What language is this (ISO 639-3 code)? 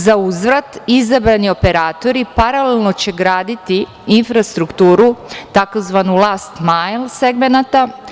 srp